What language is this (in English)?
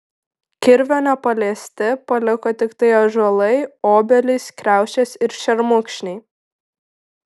Lithuanian